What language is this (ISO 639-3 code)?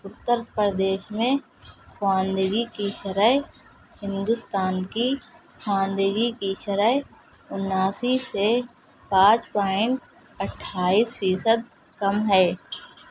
urd